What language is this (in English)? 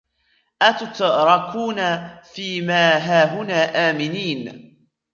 Arabic